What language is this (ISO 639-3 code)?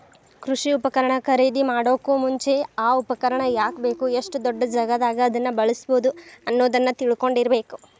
kan